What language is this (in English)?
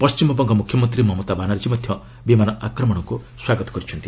Odia